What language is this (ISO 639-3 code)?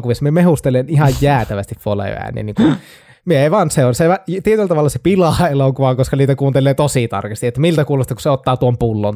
fin